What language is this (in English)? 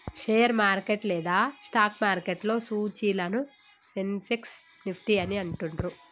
Telugu